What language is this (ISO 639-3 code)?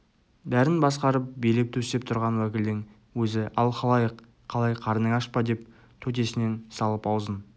kaz